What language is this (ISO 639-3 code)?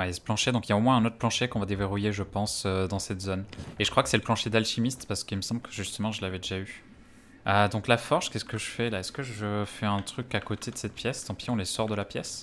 fra